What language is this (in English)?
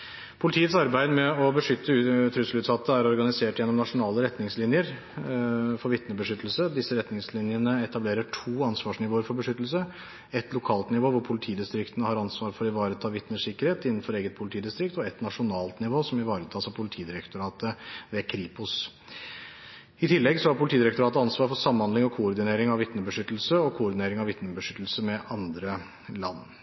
Norwegian Bokmål